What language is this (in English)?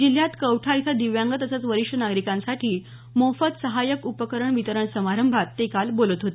Marathi